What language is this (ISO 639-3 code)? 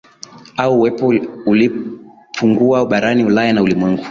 swa